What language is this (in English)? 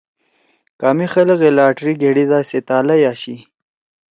Torwali